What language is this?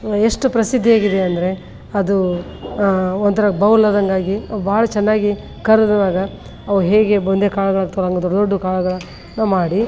Kannada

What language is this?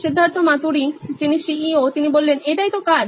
Bangla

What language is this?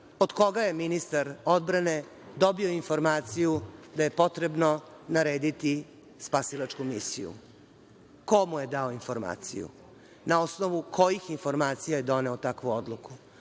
Serbian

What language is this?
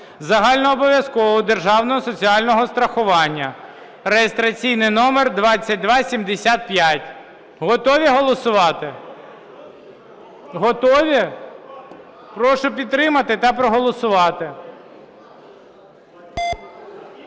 Ukrainian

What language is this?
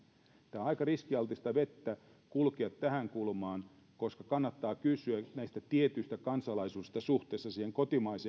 Finnish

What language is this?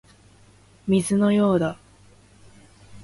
Japanese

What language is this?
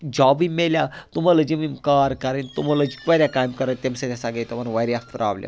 Kashmiri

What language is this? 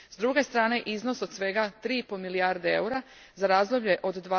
Croatian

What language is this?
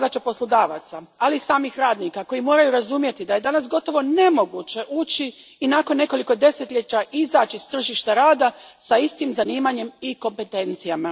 Croatian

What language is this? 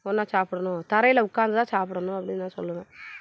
Tamil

